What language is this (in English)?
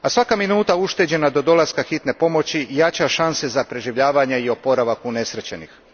Croatian